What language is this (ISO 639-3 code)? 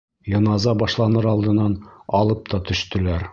bak